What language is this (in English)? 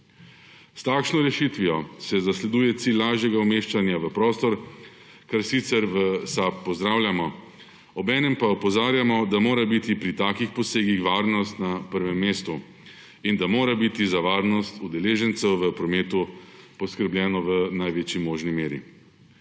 Slovenian